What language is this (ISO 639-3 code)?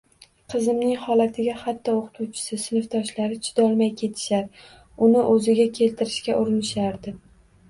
uzb